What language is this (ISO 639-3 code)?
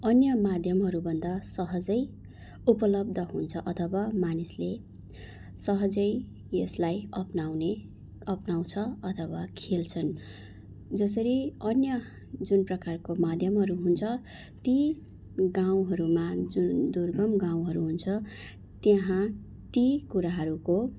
nep